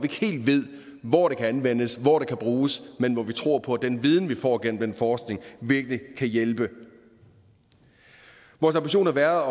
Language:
Danish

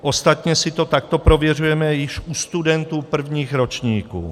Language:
Czech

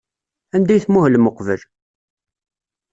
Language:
Kabyle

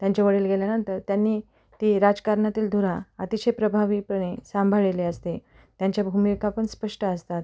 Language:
Marathi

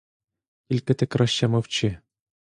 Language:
Ukrainian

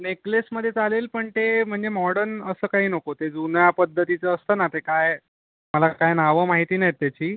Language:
Marathi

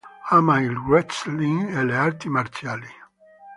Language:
Italian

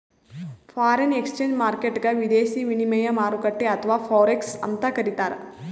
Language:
Kannada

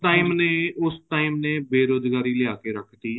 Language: Punjabi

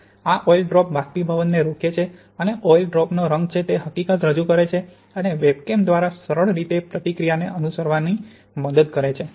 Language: Gujarati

